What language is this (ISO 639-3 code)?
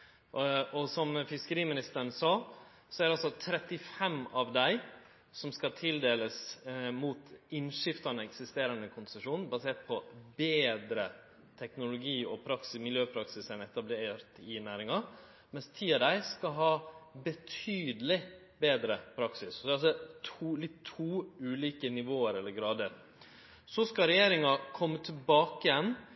nno